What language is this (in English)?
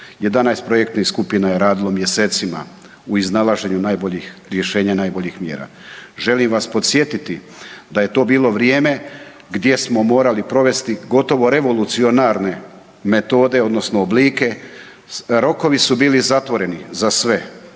Croatian